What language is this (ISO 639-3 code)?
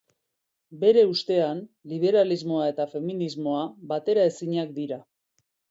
eus